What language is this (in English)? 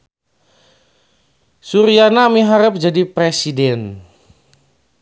Sundanese